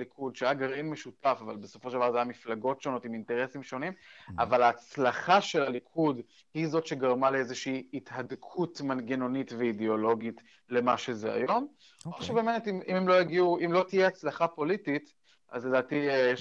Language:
Hebrew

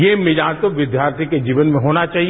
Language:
Hindi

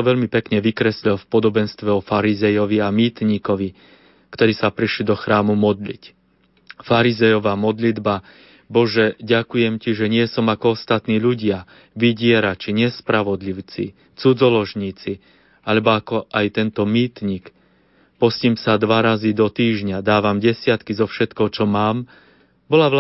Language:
Slovak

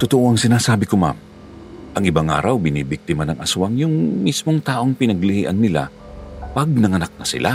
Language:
Filipino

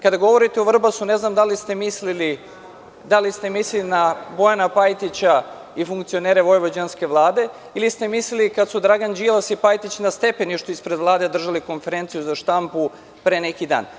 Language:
Serbian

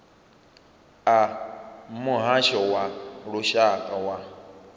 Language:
Venda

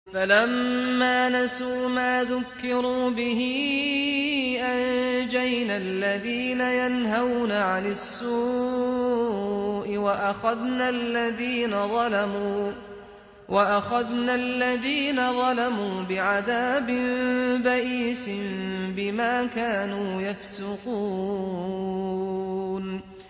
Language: Arabic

